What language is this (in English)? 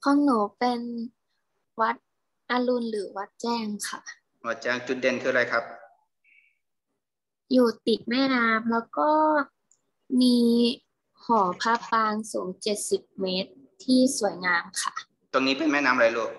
Thai